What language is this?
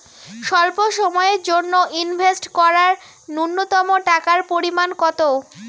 Bangla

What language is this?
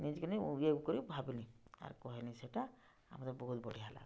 Odia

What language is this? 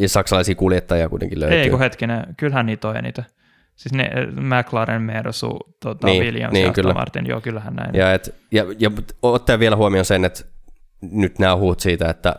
Finnish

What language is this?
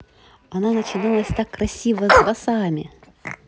Russian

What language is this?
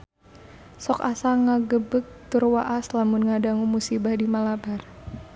Sundanese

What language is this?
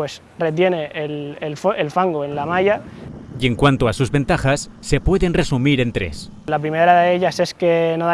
Spanish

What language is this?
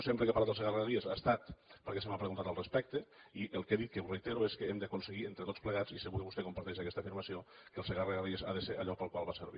Catalan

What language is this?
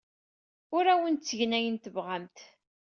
Kabyle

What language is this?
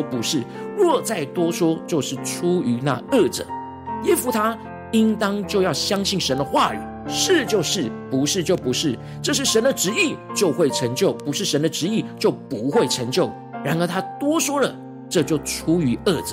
Chinese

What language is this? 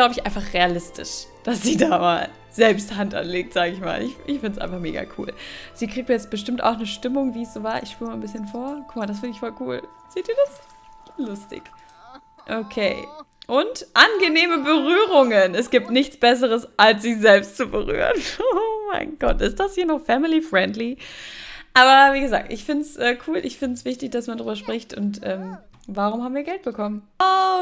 German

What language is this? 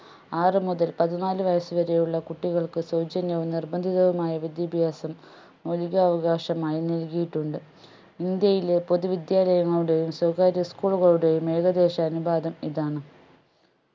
Malayalam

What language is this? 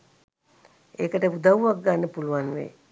Sinhala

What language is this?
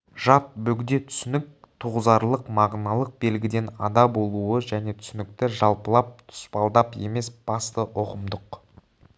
Kazakh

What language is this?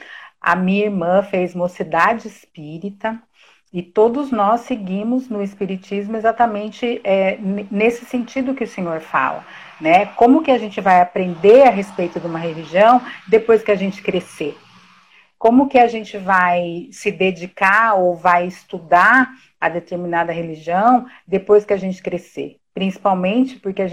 Portuguese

